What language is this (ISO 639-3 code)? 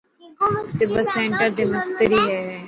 mki